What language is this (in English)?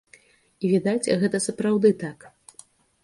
Belarusian